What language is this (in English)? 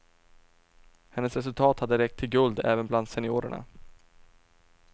Swedish